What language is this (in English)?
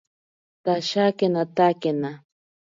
Ashéninka Perené